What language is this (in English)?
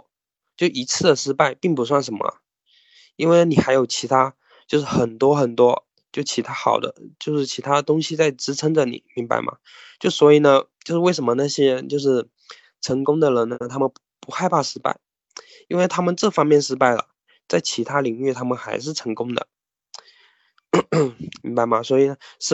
Chinese